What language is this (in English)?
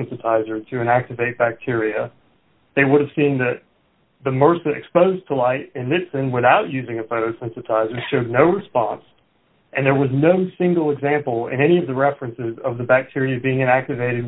English